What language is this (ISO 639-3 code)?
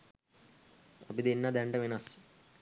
sin